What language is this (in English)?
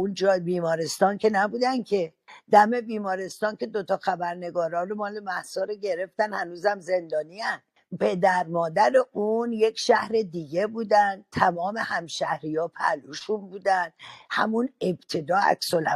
Persian